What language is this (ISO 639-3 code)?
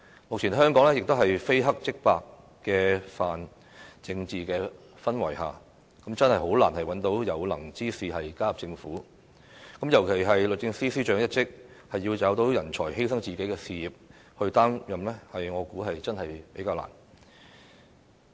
yue